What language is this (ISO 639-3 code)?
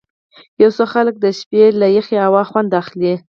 pus